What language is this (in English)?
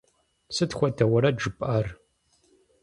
Kabardian